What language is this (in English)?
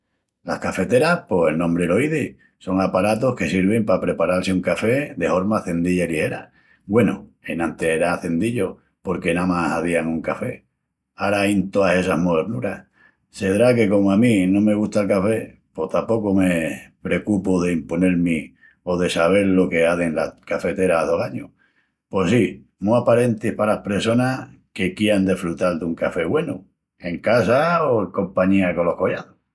Extremaduran